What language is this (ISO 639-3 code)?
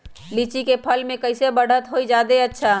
mag